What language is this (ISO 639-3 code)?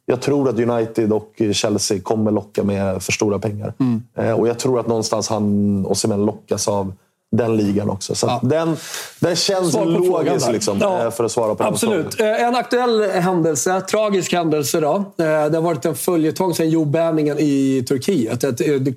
swe